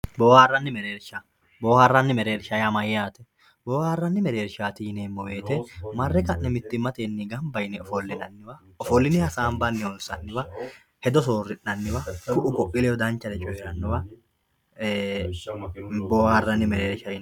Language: Sidamo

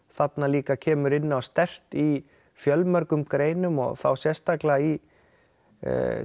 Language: Icelandic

